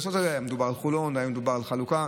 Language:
Hebrew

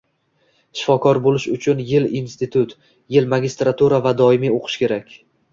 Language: Uzbek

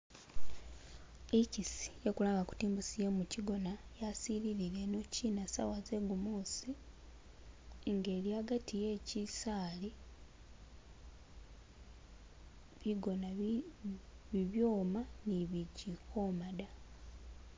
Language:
Masaaba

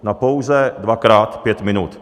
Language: Czech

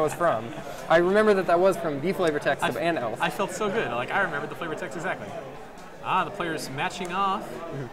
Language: English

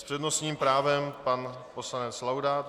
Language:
Czech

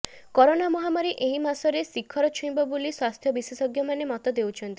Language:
Odia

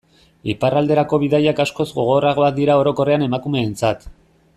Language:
Basque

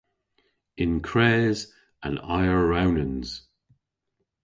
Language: Cornish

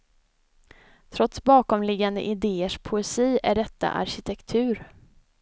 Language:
Swedish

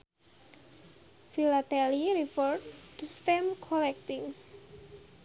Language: Sundanese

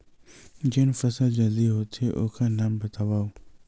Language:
Chhattisgarhi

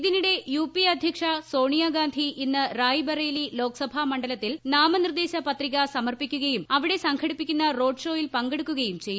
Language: Malayalam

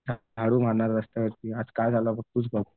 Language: Marathi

